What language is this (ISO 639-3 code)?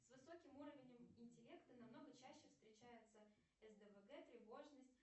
rus